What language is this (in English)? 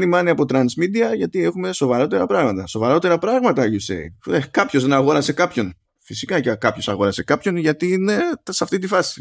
Greek